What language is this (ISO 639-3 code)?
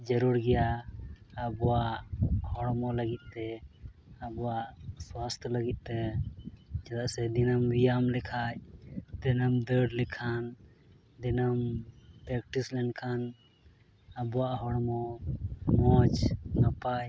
sat